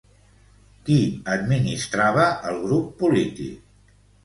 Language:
Catalan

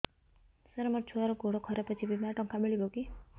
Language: Odia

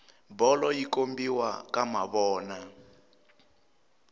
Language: Tsonga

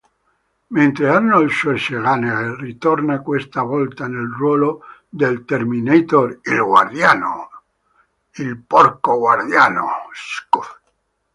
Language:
Italian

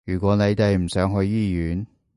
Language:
Cantonese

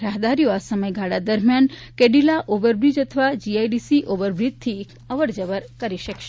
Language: Gujarati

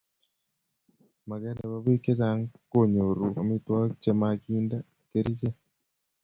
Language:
Kalenjin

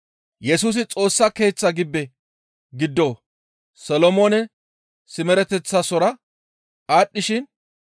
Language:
Gamo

